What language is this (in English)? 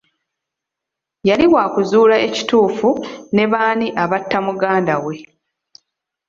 Ganda